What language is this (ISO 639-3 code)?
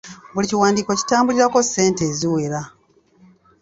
lug